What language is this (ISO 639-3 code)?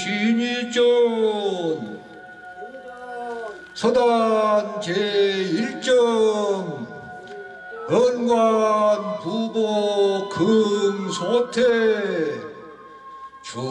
kor